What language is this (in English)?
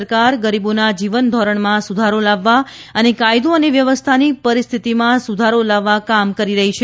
Gujarati